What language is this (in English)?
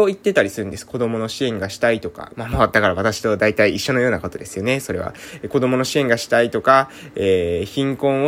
Japanese